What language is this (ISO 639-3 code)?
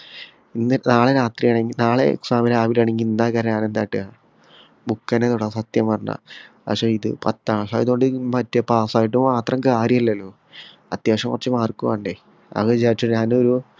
mal